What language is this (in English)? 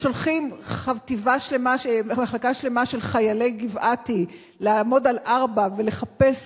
Hebrew